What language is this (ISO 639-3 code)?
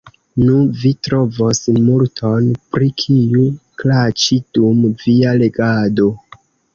epo